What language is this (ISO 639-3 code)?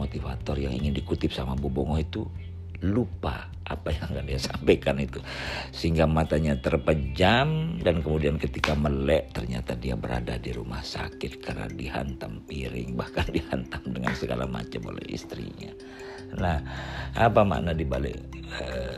ind